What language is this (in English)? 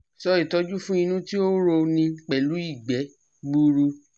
Yoruba